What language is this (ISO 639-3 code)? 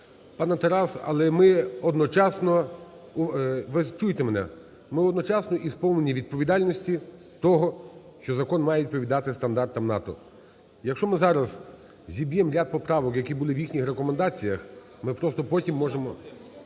ukr